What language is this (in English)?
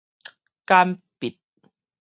Min Nan Chinese